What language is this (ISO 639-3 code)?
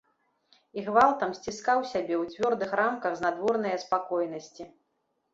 bel